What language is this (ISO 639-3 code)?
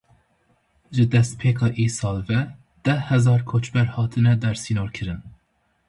kur